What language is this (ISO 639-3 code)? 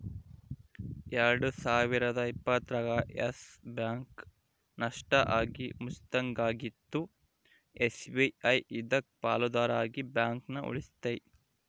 kan